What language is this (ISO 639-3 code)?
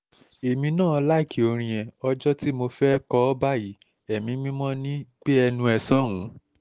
yor